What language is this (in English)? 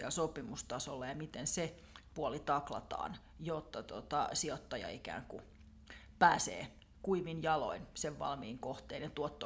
Finnish